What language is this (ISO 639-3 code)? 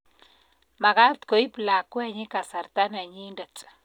kln